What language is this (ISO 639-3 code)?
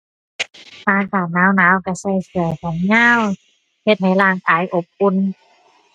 tha